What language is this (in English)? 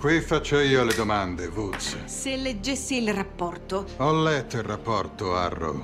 Italian